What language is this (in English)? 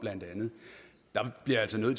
Danish